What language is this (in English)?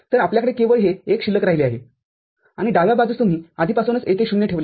Marathi